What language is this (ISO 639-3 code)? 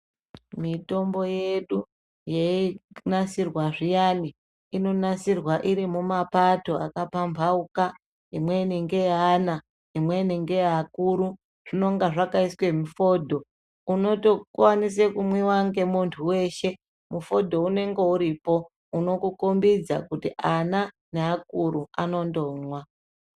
ndc